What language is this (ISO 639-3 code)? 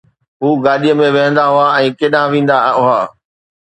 snd